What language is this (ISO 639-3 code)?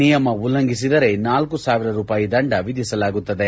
kan